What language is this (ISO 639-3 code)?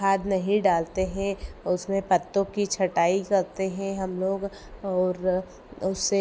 hin